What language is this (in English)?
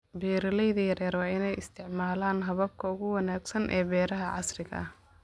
Somali